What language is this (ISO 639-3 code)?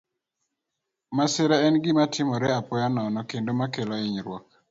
luo